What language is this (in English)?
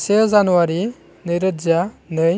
Bodo